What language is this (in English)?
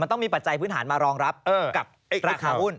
Thai